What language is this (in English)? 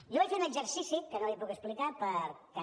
Catalan